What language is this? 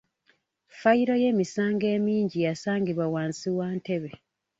Ganda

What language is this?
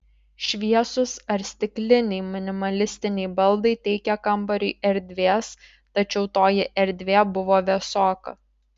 Lithuanian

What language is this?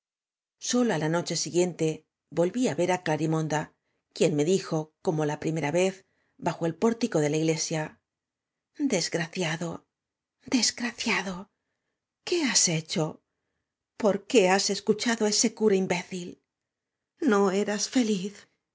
Spanish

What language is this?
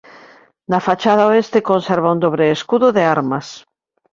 Galician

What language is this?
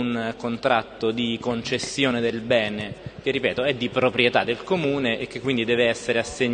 Italian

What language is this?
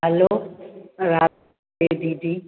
Sindhi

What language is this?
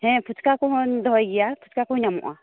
Santali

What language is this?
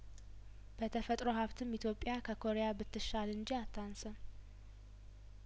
Amharic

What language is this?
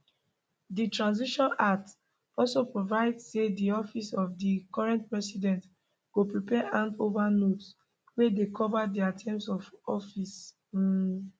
Nigerian Pidgin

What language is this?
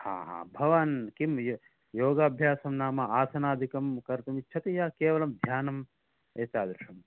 Sanskrit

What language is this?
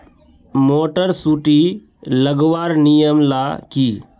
Magahi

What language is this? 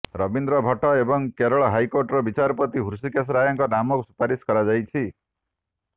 Odia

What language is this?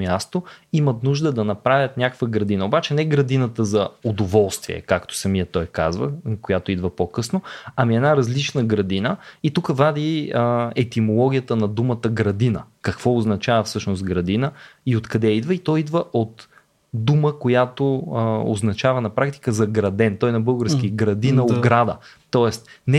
Bulgarian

